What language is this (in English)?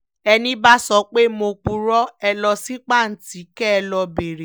Yoruba